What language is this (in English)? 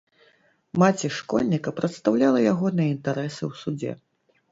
Belarusian